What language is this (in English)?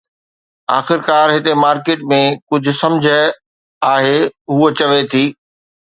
Sindhi